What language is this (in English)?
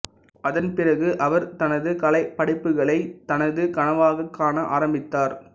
Tamil